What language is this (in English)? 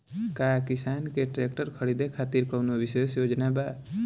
Bhojpuri